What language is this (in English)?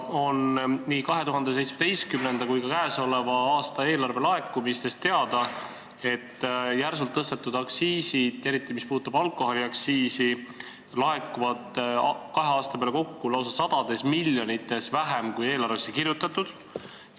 Estonian